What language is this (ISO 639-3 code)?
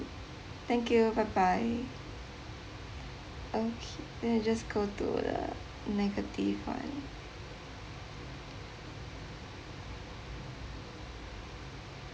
eng